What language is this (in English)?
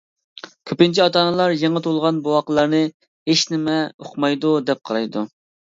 Uyghur